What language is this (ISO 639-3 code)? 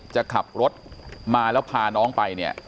tha